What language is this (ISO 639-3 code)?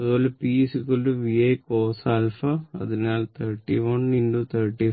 mal